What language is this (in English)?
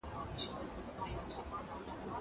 Pashto